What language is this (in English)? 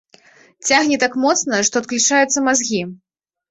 Belarusian